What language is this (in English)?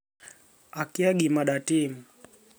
Luo (Kenya and Tanzania)